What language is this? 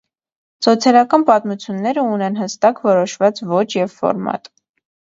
Armenian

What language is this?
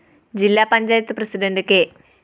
Malayalam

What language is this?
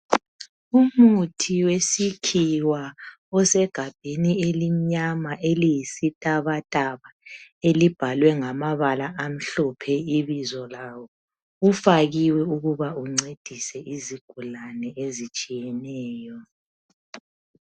North Ndebele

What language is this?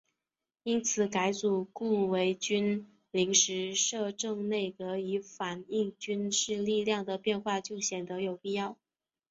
Chinese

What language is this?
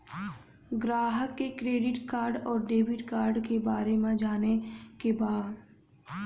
Bhojpuri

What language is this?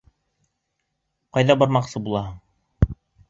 Bashkir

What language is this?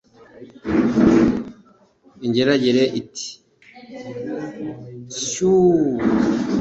Kinyarwanda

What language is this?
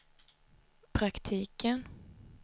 Swedish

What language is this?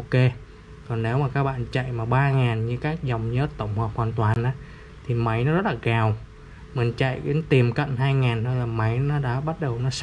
Vietnamese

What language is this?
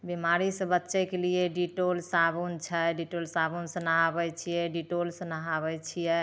Maithili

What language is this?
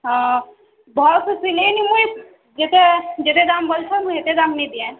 Odia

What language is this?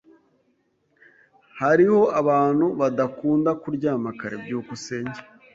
Kinyarwanda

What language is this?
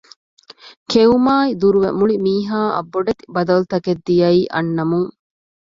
Divehi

